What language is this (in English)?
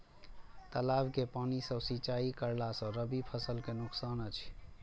Maithili